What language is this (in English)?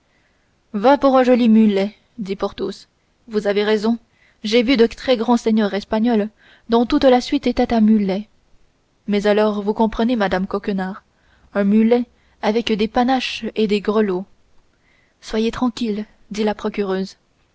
French